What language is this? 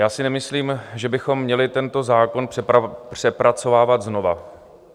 Czech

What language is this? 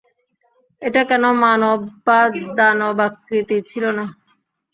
Bangla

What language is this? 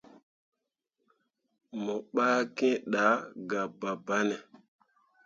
Mundang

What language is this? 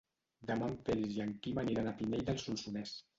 Catalan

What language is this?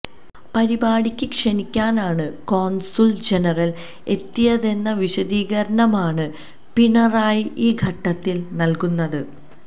Malayalam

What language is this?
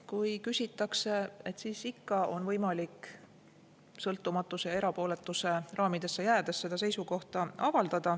Estonian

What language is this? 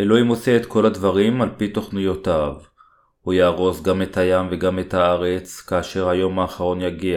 Hebrew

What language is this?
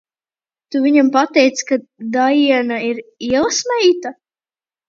Latvian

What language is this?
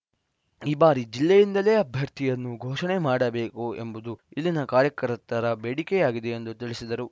Kannada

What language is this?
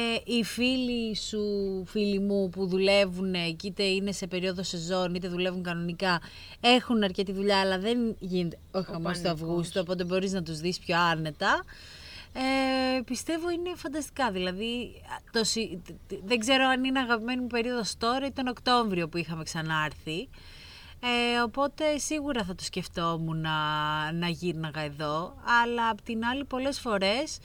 Greek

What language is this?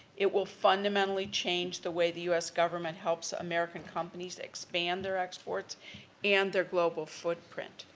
English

